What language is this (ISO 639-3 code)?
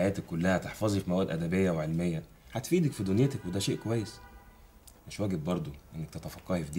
ara